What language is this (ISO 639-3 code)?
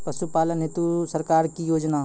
mai